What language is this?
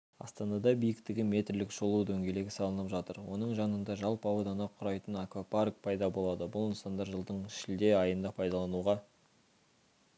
Kazakh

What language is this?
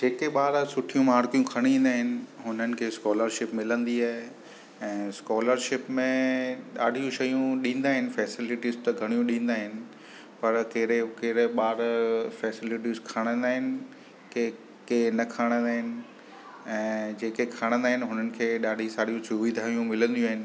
Sindhi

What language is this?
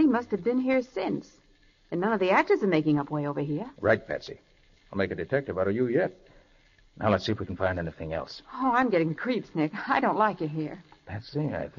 English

